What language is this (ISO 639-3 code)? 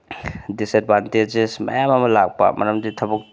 mni